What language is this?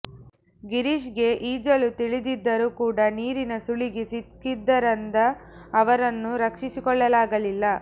Kannada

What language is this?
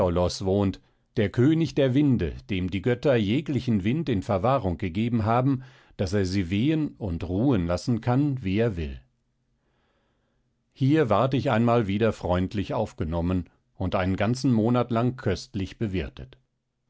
German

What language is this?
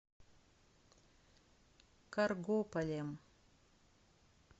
Russian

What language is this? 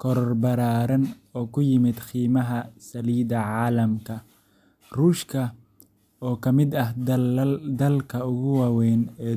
Somali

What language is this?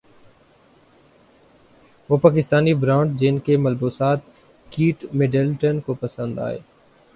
Urdu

